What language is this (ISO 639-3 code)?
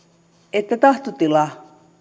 fin